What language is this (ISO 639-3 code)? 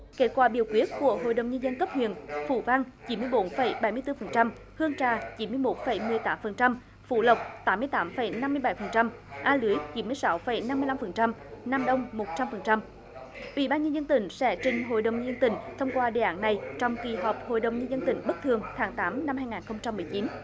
vie